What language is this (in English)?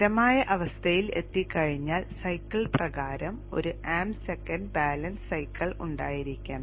Malayalam